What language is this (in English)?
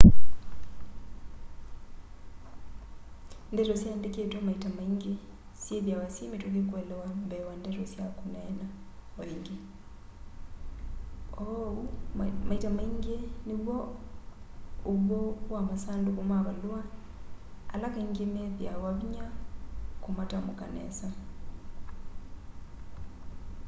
Kamba